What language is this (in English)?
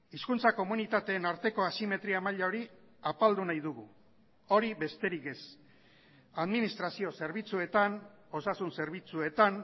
Basque